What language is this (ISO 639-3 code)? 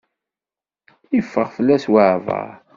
kab